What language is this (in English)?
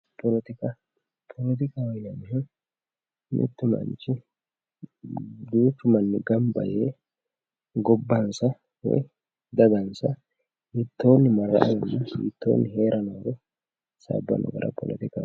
Sidamo